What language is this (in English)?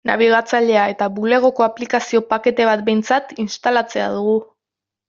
Basque